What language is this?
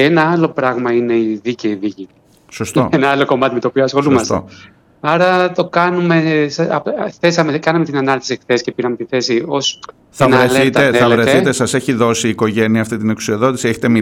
Greek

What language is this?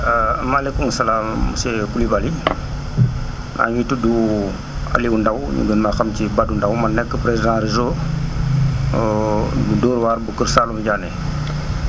Wolof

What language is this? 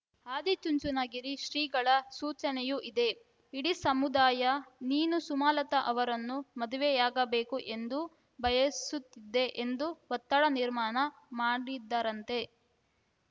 Kannada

